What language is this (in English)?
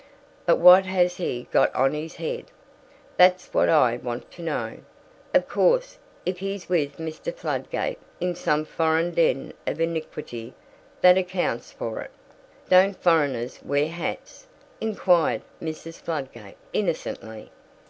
English